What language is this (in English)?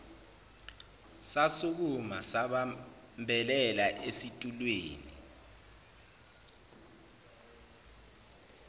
Zulu